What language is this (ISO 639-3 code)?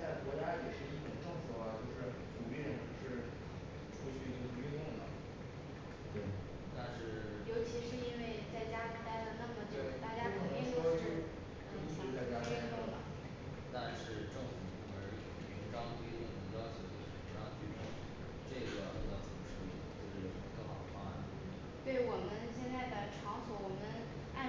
zho